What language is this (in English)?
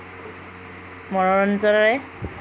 Assamese